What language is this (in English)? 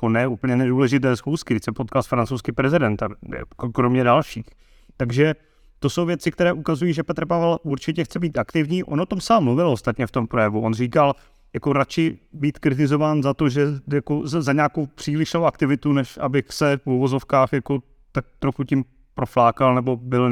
Czech